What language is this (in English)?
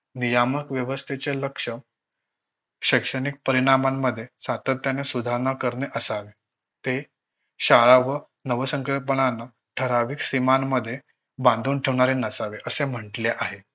Marathi